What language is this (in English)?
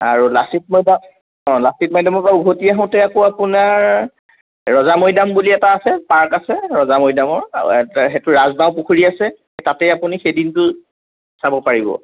Assamese